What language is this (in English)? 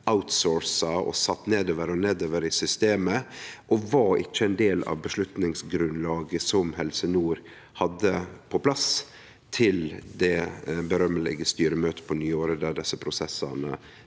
Norwegian